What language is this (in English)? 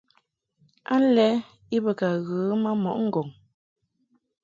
Mungaka